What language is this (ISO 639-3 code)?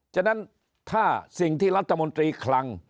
tha